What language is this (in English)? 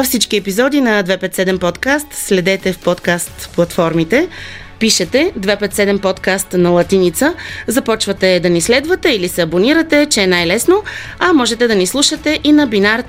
Bulgarian